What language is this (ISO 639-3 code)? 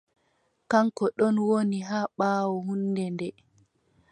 fub